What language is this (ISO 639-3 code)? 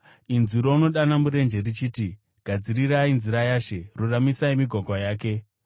sna